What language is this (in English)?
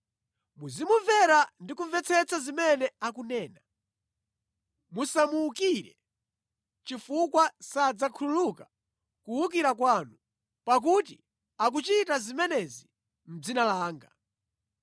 Nyanja